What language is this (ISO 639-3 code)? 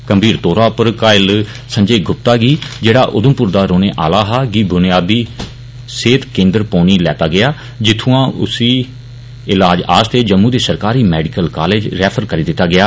doi